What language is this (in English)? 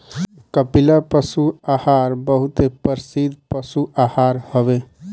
Bhojpuri